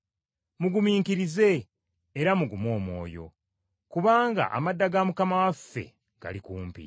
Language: Ganda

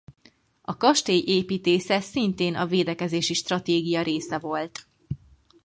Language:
Hungarian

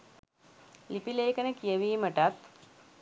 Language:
Sinhala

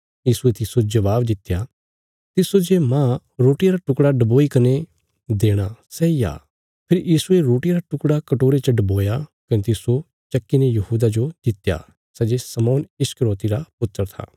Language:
Bilaspuri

